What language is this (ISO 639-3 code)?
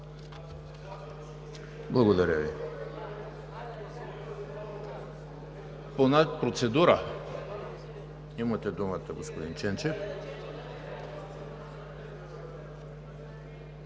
bul